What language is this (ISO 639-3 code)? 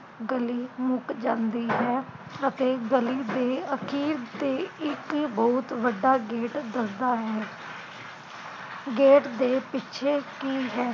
pan